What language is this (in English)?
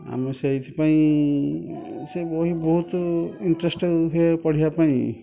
Odia